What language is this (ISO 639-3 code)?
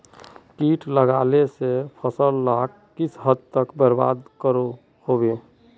mag